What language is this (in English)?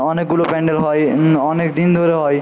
Bangla